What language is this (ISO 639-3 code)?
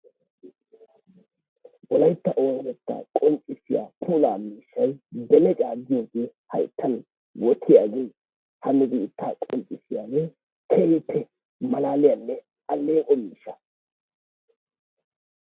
wal